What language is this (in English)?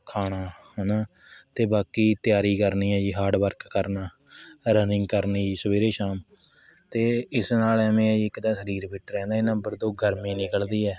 Punjabi